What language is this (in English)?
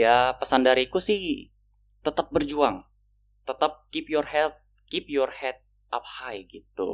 Indonesian